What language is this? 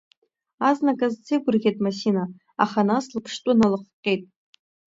Abkhazian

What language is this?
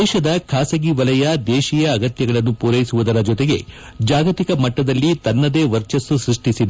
Kannada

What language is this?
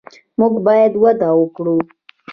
Pashto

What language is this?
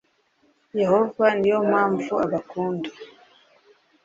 Kinyarwanda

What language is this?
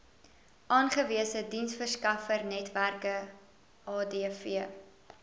Afrikaans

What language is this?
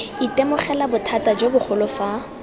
Tswana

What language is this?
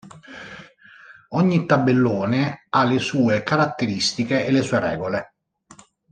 Italian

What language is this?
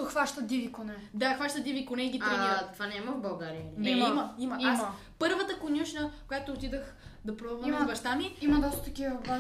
Bulgarian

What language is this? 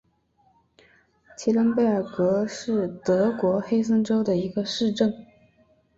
Chinese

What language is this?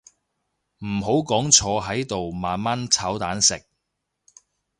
Cantonese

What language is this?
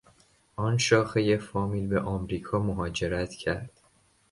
Persian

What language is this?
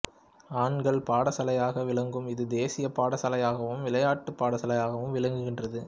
Tamil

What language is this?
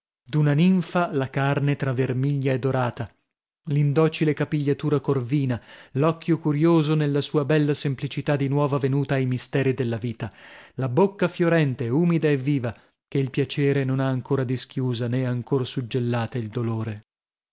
Italian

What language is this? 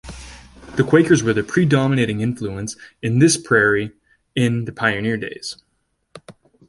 English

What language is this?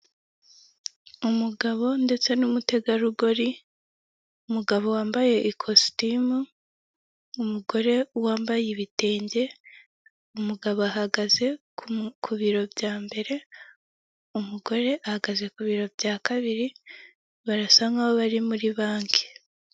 Kinyarwanda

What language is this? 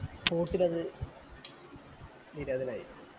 Malayalam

